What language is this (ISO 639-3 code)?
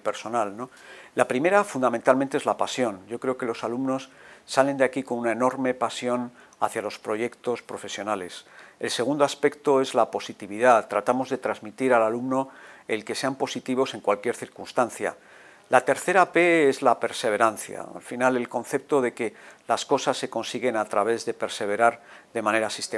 spa